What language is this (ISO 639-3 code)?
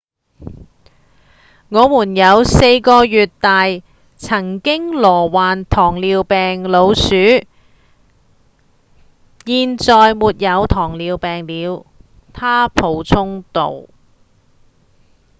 yue